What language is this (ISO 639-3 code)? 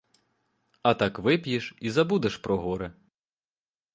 ukr